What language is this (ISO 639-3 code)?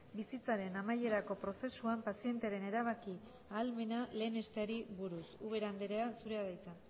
eus